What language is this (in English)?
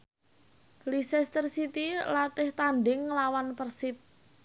Javanese